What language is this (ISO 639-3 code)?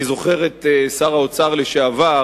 heb